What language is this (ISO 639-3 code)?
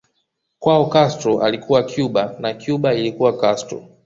swa